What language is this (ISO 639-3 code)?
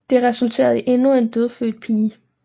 dan